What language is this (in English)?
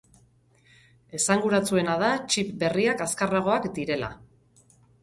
Basque